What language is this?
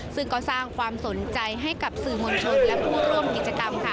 Thai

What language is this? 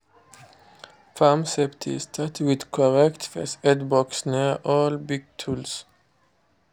Nigerian Pidgin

